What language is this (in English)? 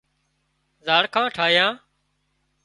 Wadiyara Koli